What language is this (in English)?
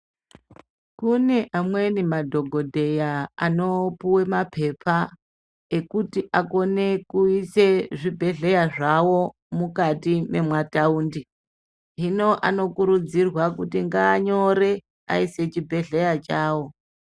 Ndau